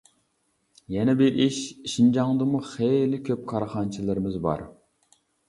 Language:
Uyghur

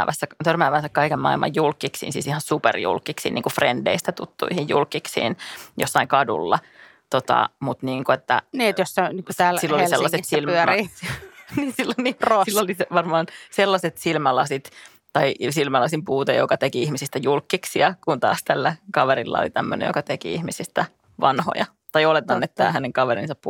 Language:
Finnish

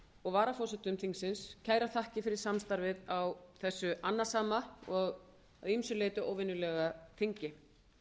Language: Icelandic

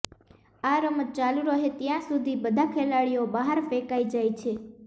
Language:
Gujarati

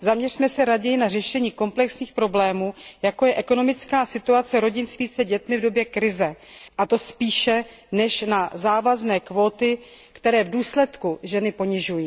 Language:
Czech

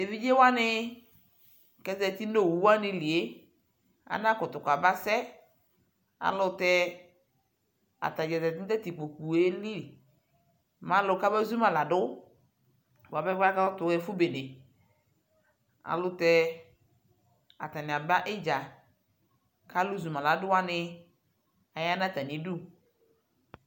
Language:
Ikposo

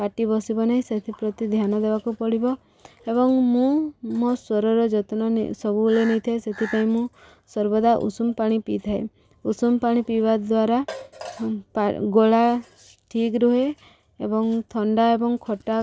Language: Odia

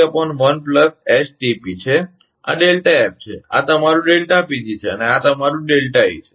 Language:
Gujarati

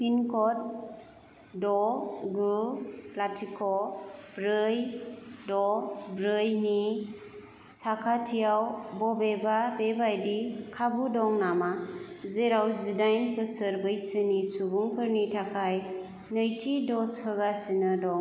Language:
Bodo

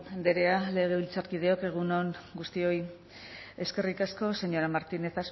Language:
Basque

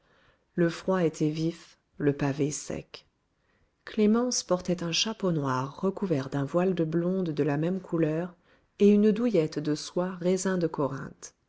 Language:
French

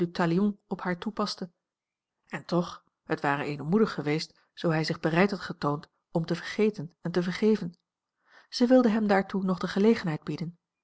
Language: Dutch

